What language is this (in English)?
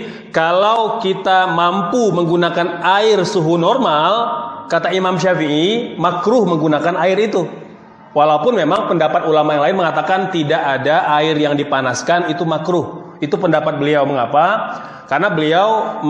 Indonesian